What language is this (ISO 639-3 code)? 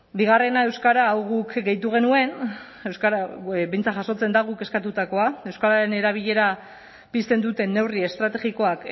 eus